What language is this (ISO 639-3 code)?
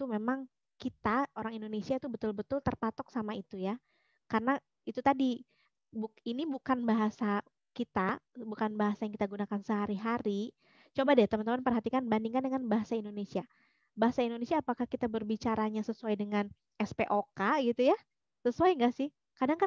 ind